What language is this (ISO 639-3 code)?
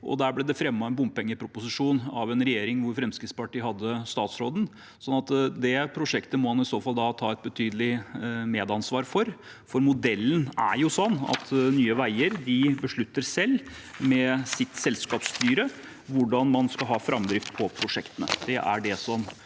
nor